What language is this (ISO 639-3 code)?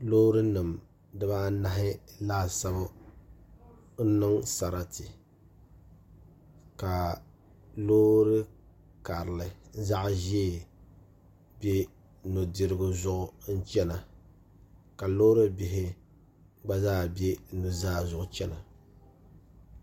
dag